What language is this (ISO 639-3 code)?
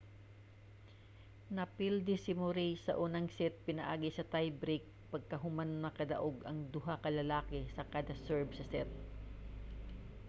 ceb